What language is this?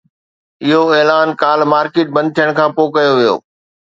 Sindhi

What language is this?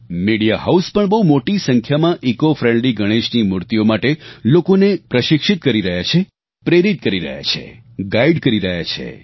Gujarati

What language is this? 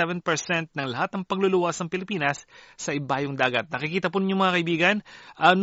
Filipino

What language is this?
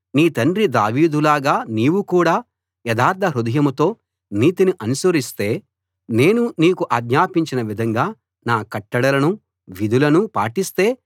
Telugu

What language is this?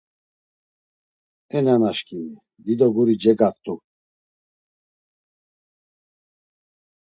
Laz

